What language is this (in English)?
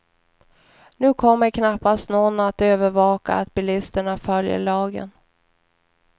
Swedish